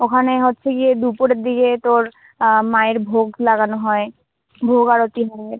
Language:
Bangla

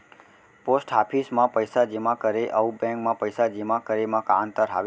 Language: Chhattisgarhi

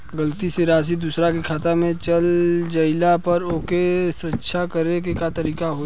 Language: Bhojpuri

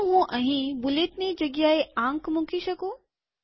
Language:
Gujarati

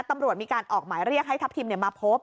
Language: Thai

